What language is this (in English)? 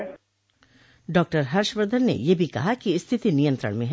Hindi